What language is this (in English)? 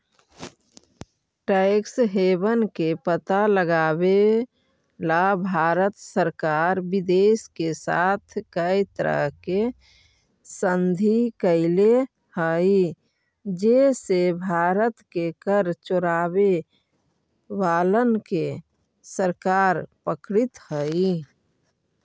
Magahi